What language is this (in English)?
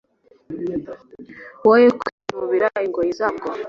Kinyarwanda